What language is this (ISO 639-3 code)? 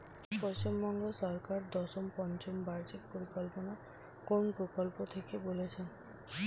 ben